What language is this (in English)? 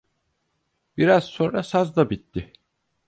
Turkish